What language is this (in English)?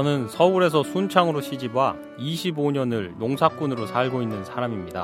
Korean